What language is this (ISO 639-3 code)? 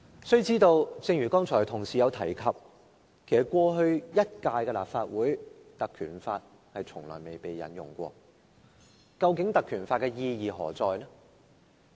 yue